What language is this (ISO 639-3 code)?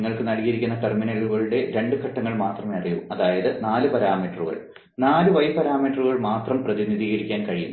mal